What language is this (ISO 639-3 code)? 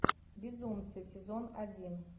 rus